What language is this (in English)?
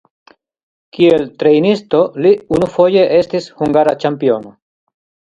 Esperanto